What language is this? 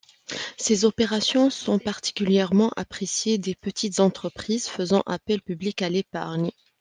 French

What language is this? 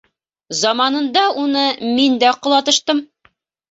Bashkir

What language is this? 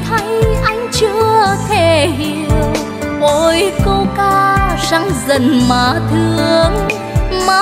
Vietnamese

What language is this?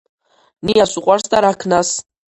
Georgian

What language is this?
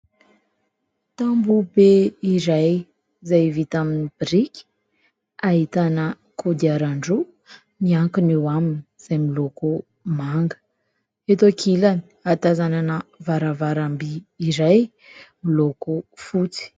Malagasy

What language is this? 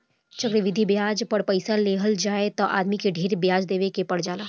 Bhojpuri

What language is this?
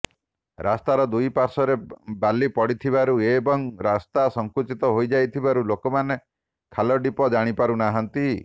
Odia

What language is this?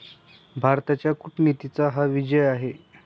Marathi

